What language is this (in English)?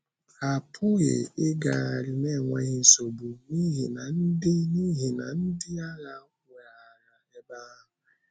Igbo